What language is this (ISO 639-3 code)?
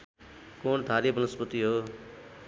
nep